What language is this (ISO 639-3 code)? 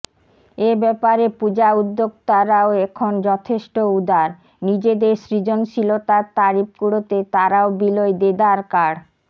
ben